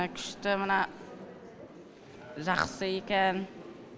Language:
Kazakh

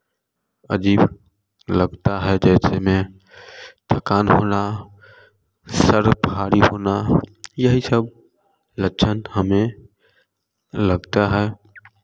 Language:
Hindi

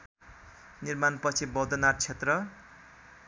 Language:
Nepali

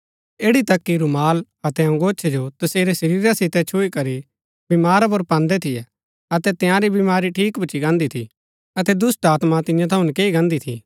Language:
Gaddi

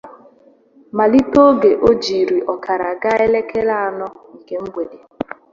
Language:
Igbo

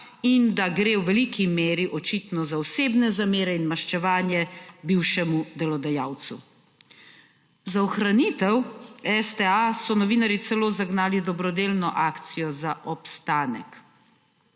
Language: Slovenian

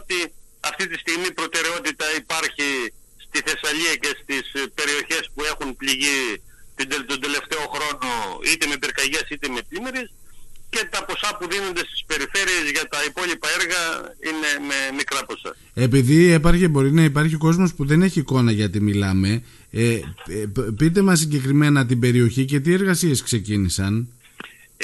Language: Greek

